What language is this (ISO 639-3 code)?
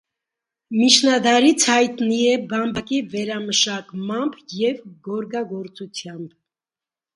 hye